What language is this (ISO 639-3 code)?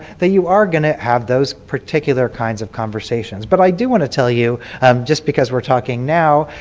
eng